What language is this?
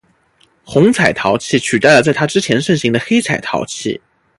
Chinese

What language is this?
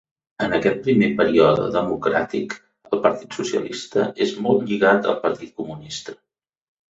Catalan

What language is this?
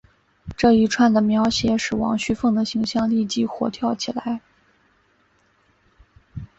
Chinese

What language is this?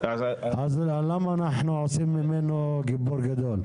Hebrew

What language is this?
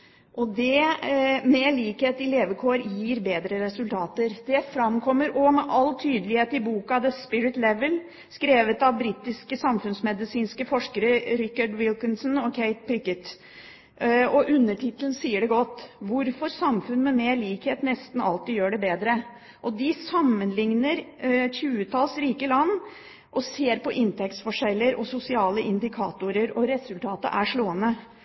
Norwegian Bokmål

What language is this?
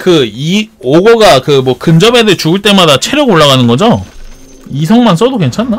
Korean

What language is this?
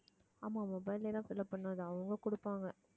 Tamil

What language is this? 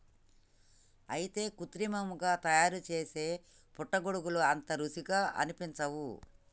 Telugu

